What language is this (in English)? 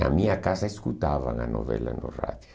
Portuguese